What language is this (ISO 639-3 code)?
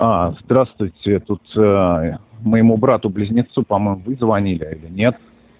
rus